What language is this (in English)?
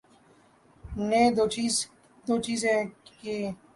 Urdu